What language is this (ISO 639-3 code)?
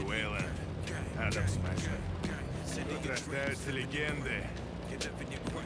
rus